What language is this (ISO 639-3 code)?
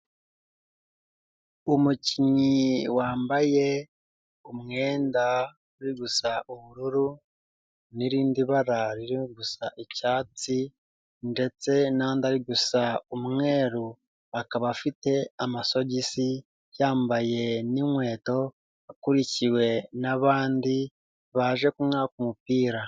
kin